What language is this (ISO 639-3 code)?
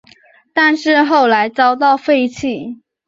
zho